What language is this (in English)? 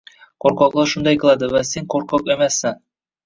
Uzbek